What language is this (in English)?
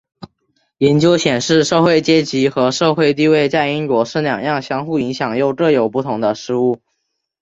Chinese